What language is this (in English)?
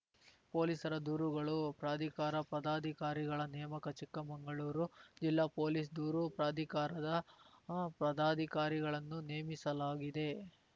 Kannada